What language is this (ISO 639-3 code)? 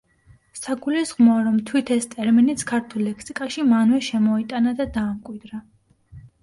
kat